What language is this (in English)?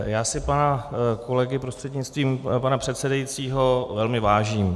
Czech